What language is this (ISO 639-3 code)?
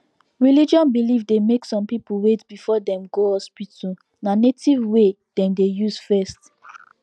pcm